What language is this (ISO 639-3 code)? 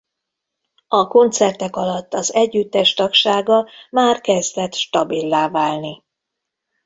hun